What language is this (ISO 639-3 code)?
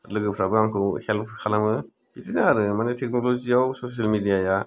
brx